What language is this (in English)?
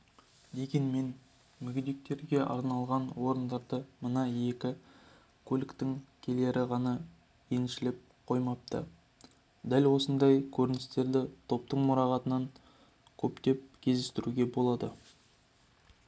Kazakh